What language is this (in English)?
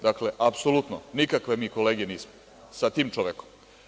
Serbian